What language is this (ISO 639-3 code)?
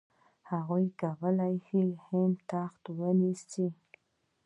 pus